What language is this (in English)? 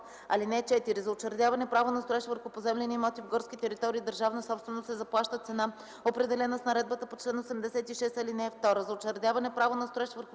Bulgarian